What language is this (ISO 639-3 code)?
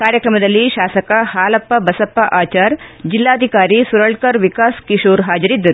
kan